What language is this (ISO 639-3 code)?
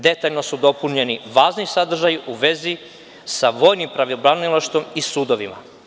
srp